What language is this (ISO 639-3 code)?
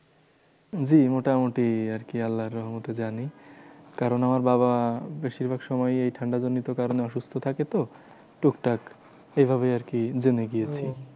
ben